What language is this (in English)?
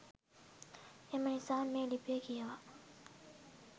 Sinhala